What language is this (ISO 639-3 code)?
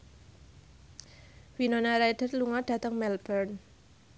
jav